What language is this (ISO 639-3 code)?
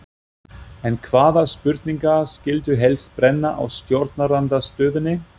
isl